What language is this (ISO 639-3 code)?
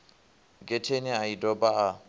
ven